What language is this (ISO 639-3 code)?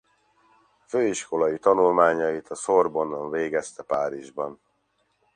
hun